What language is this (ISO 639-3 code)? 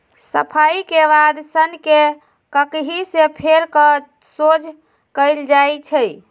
mag